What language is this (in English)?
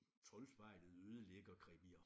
Danish